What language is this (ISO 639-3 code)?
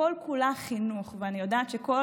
heb